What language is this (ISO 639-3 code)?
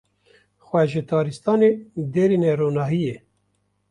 kur